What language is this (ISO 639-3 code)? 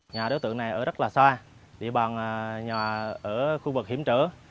vie